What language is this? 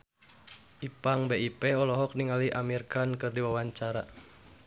Sundanese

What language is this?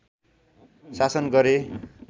Nepali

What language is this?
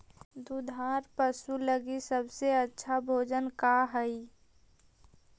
Magahi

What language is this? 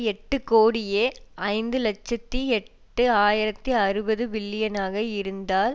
Tamil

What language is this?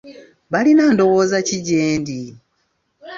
Ganda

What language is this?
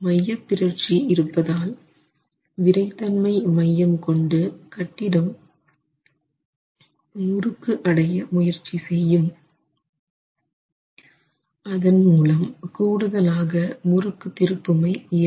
Tamil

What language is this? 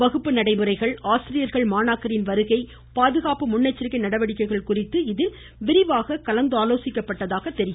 Tamil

